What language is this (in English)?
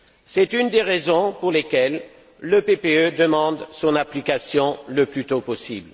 French